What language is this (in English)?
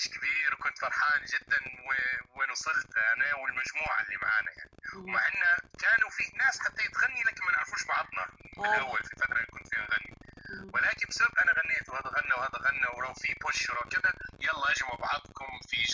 Arabic